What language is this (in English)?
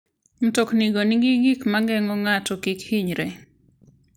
Luo (Kenya and Tanzania)